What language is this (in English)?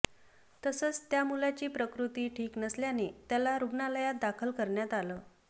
Marathi